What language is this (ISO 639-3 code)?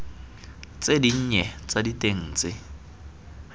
tsn